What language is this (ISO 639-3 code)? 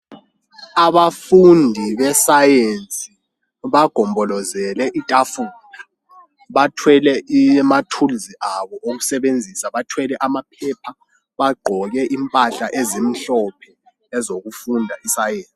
nde